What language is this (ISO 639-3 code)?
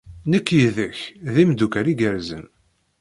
kab